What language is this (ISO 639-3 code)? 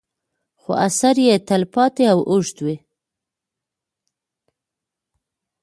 pus